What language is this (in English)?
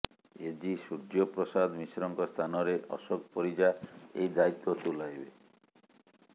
Odia